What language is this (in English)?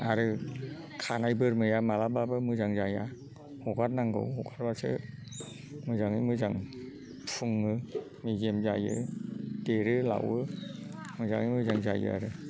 Bodo